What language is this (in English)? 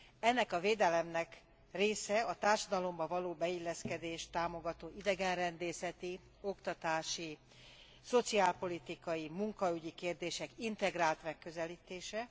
Hungarian